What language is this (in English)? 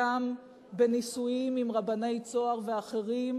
Hebrew